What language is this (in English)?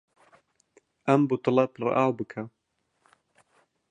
Central Kurdish